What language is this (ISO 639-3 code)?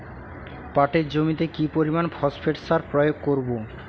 ben